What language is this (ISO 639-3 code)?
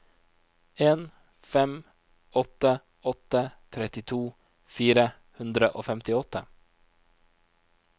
nor